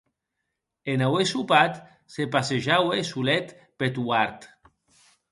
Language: Occitan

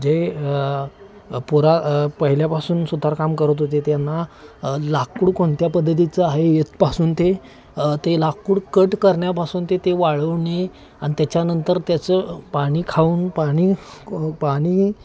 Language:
Marathi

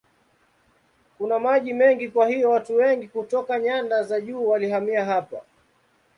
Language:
Swahili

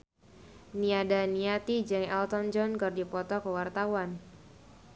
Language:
Sundanese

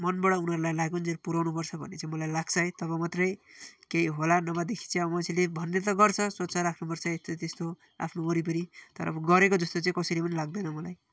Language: Nepali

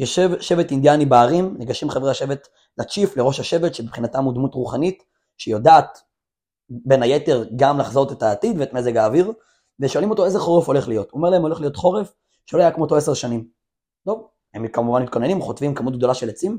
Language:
Hebrew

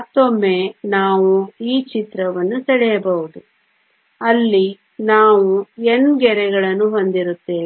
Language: Kannada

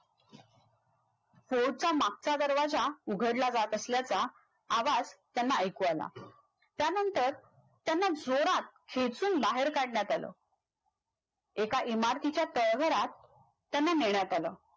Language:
Marathi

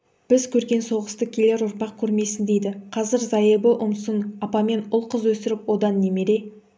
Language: Kazakh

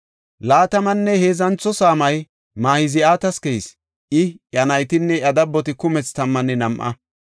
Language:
Gofa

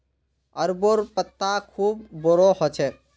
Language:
Magahi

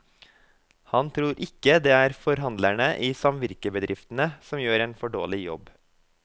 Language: Norwegian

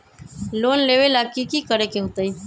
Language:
Magahi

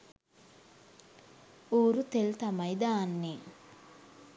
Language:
Sinhala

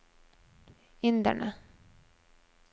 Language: Norwegian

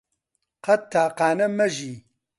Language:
Central Kurdish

